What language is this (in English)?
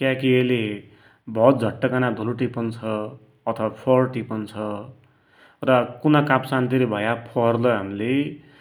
Dotyali